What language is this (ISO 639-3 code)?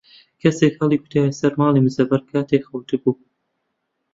ckb